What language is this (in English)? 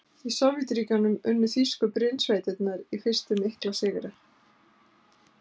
Icelandic